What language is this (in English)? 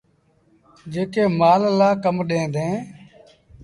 Sindhi Bhil